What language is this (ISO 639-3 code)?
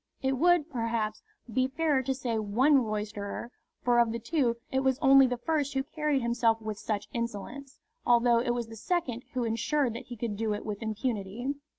eng